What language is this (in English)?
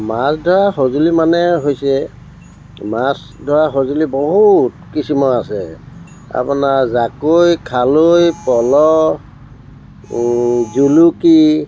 Assamese